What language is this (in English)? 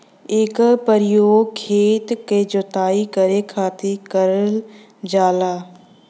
Bhojpuri